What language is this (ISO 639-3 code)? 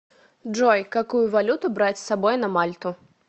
rus